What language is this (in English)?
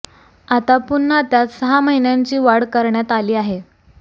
Marathi